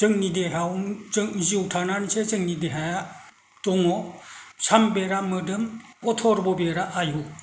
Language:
Bodo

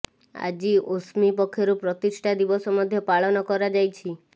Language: Odia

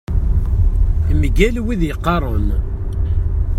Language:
Kabyle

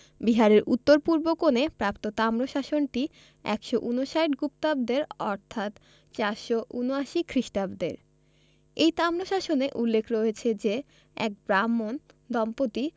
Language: Bangla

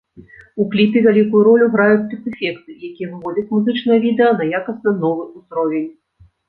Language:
Belarusian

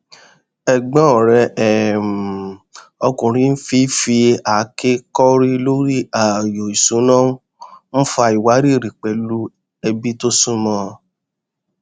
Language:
Yoruba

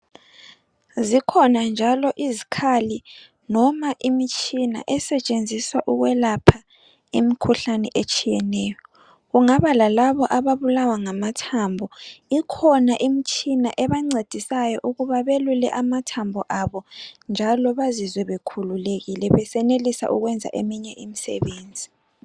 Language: North Ndebele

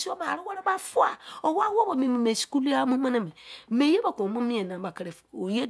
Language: Izon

